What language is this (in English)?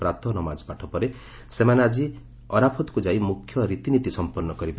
Odia